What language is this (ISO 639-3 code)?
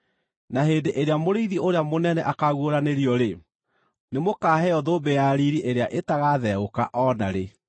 kik